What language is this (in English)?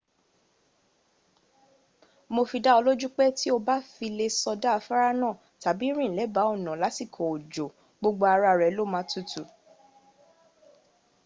Yoruba